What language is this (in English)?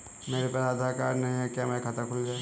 Hindi